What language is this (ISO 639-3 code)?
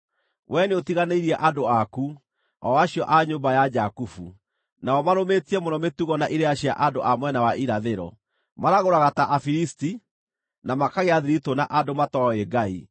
kik